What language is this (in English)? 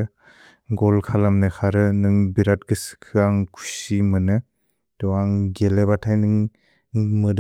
Bodo